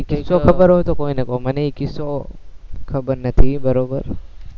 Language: Gujarati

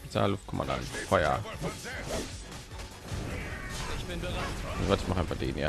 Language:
German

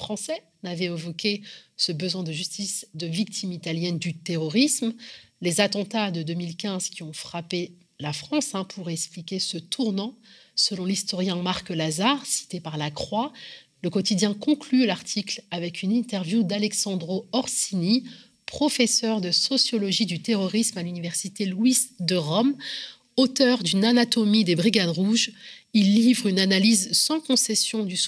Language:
French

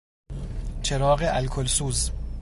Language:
Persian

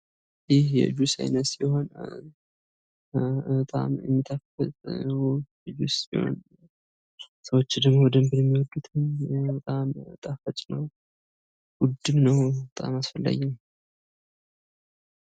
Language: Amharic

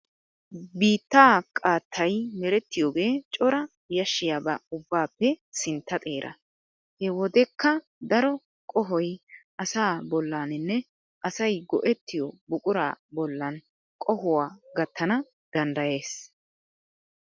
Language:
Wolaytta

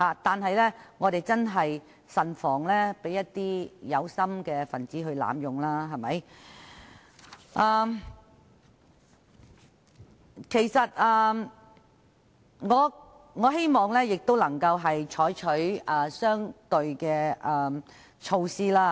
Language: Cantonese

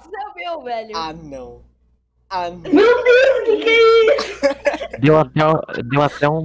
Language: Portuguese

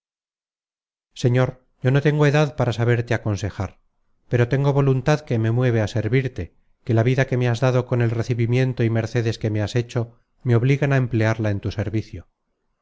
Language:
Spanish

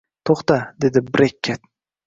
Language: Uzbek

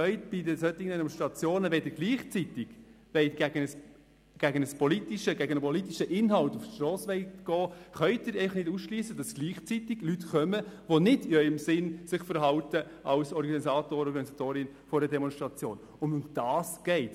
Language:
Swiss German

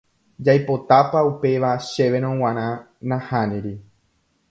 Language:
Guarani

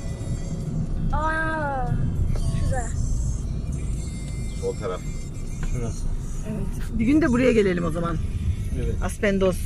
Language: Turkish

